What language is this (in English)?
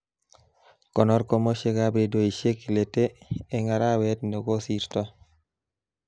Kalenjin